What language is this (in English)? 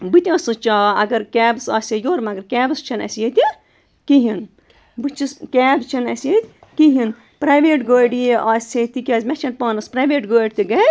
Kashmiri